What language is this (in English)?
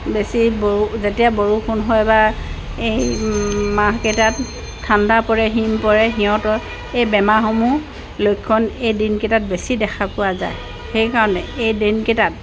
Assamese